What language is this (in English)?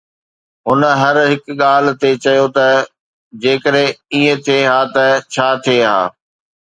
Sindhi